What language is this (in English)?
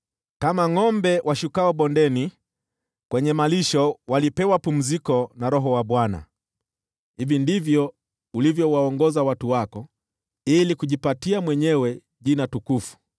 Swahili